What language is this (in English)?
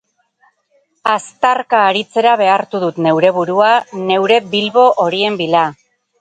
Basque